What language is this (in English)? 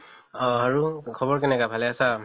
Assamese